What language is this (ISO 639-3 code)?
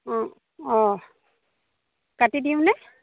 asm